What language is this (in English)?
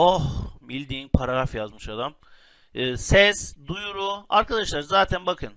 Turkish